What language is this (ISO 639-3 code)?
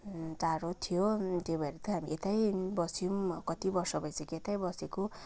nep